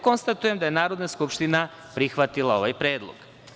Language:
Serbian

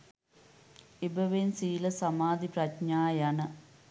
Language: Sinhala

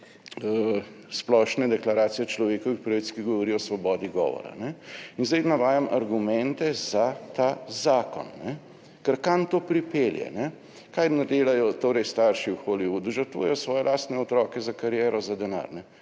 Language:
Slovenian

